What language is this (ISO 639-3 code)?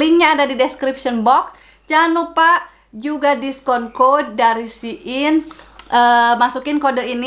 ind